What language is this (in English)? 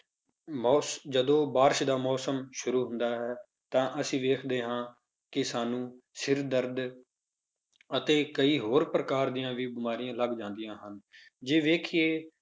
Punjabi